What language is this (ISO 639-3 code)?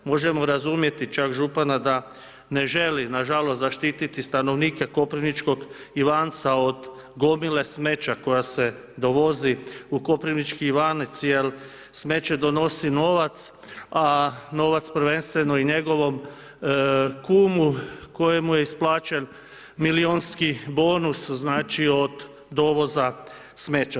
hrv